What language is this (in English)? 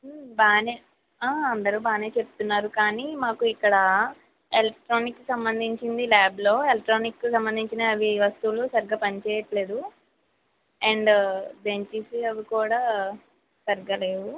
Telugu